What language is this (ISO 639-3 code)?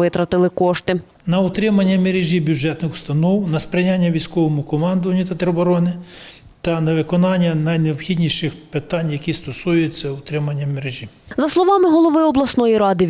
ukr